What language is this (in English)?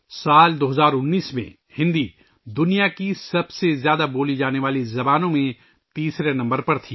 Urdu